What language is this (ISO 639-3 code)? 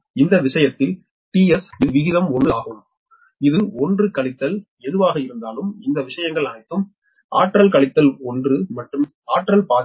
tam